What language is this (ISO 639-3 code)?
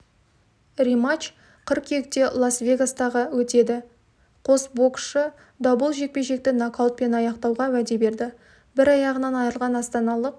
kaz